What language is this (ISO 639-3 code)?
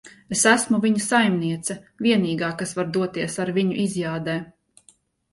lav